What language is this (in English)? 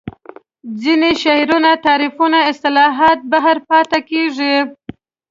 Pashto